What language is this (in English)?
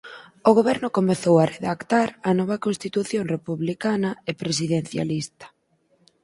Galician